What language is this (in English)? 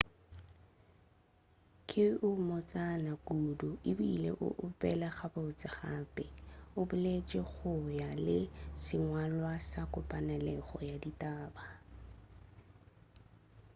Northern Sotho